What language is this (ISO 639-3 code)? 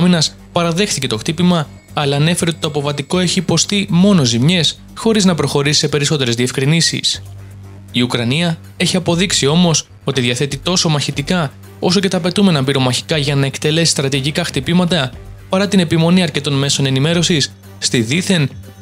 ell